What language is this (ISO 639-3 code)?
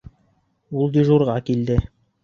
bak